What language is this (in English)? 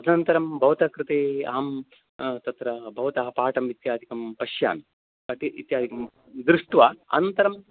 Sanskrit